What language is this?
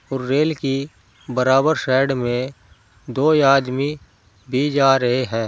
Hindi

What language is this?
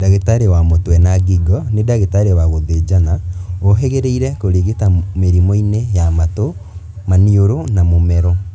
Kikuyu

